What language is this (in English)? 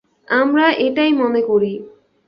Bangla